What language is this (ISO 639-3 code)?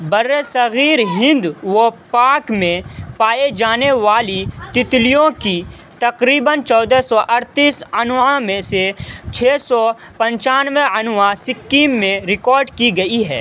urd